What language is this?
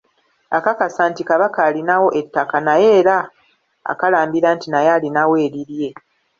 Ganda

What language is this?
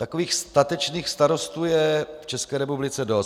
Czech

